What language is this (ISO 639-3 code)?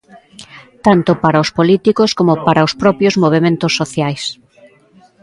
glg